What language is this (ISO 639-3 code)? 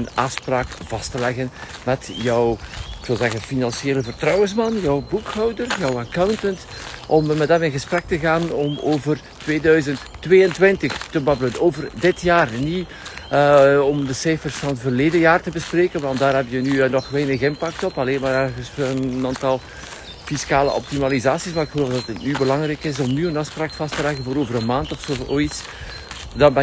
nld